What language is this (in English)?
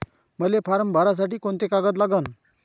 Marathi